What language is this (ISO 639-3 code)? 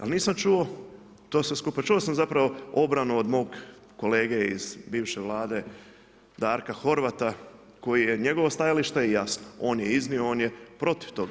hrv